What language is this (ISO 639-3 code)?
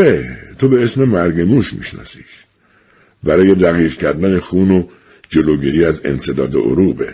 fas